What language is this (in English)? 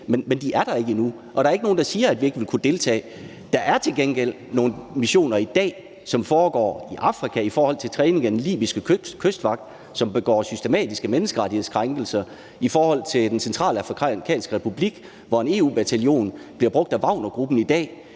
Danish